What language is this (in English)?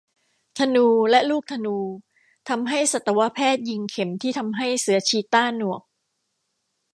Thai